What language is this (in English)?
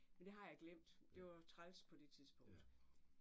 Danish